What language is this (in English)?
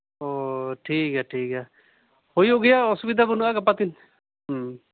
Santali